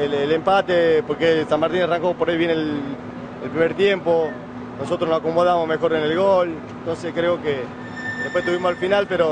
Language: Spanish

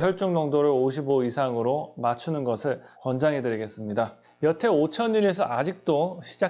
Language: Korean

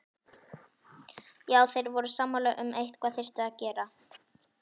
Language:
Icelandic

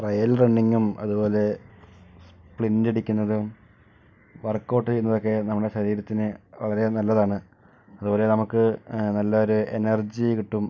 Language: Malayalam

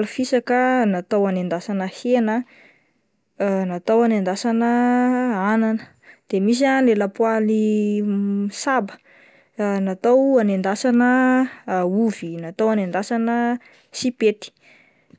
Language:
Malagasy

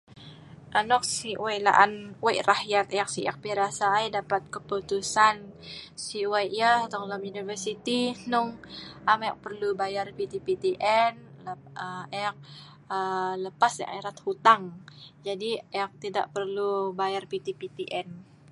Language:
Sa'ban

